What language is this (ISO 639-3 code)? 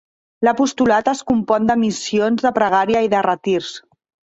cat